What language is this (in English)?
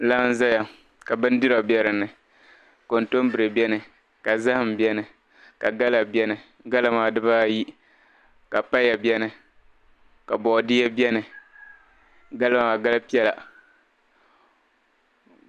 Dagbani